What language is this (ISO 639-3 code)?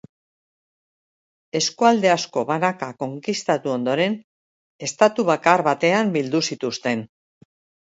eus